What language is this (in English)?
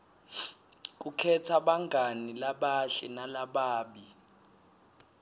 Swati